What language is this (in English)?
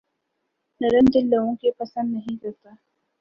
Urdu